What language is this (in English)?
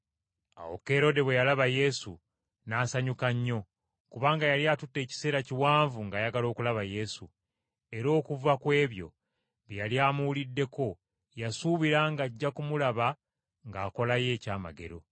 Ganda